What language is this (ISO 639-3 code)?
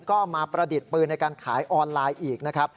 tha